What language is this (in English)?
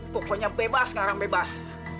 Indonesian